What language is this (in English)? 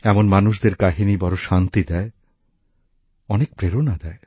Bangla